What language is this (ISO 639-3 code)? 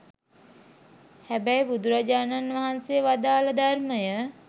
sin